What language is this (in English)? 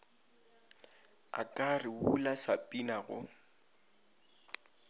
Northern Sotho